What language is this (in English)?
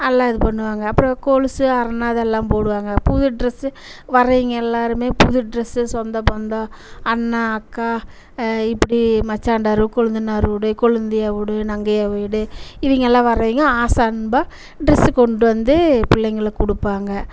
Tamil